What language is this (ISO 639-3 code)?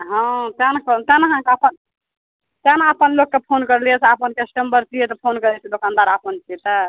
mai